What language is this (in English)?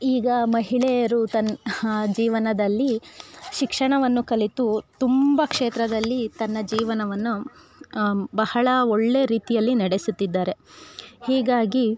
Kannada